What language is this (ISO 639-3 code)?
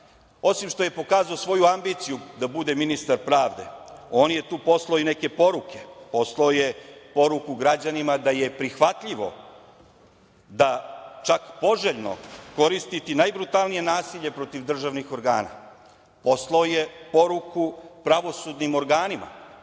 srp